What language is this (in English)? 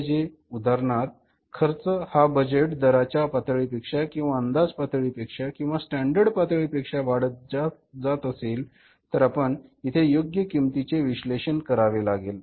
Marathi